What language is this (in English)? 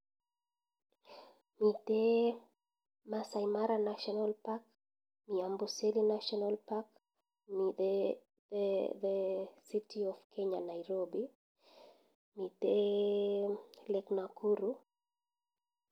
Kalenjin